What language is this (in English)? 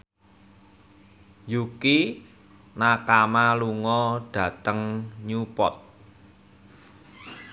Javanese